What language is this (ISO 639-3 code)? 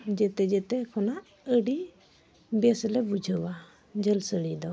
sat